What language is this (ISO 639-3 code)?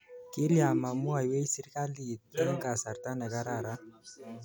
kln